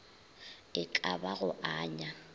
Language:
Northern Sotho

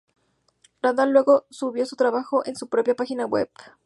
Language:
Spanish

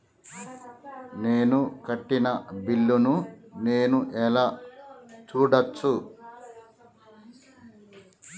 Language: Telugu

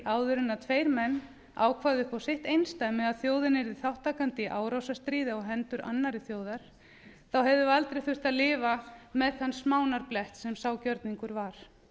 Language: Icelandic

